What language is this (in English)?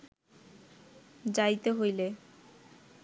Bangla